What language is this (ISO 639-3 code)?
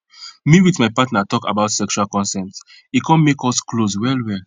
pcm